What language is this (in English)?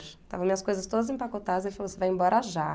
Portuguese